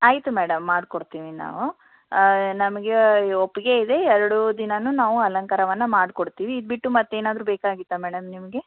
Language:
Kannada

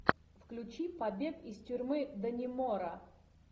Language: Russian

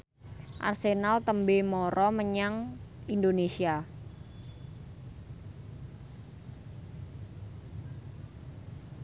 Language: Javanese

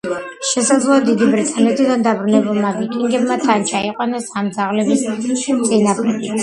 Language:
Georgian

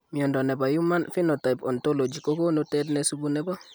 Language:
Kalenjin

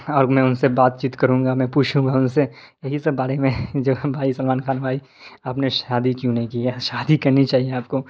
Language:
Urdu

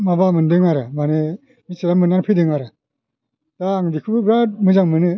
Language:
Bodo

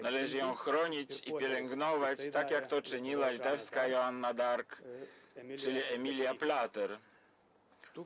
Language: Polish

